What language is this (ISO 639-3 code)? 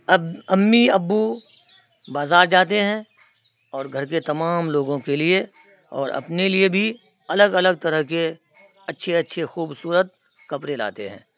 urd